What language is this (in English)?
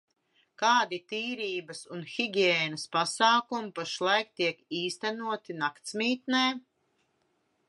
Latvian